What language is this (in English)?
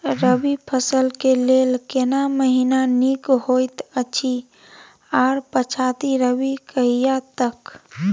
Maithili